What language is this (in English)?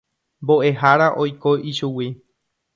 Guarani